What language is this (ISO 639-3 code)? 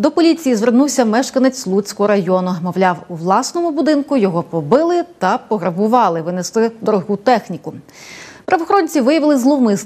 ukr